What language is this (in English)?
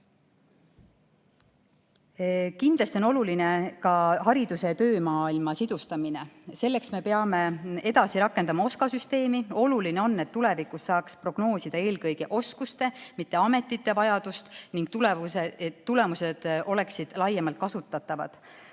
Estonian